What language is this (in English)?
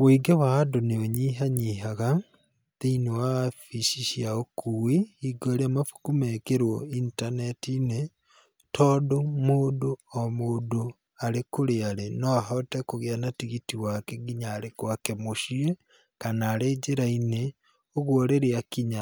Kikuyu